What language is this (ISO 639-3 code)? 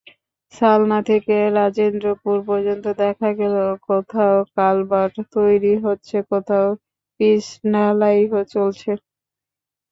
ben